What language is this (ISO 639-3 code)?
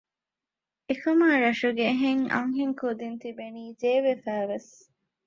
div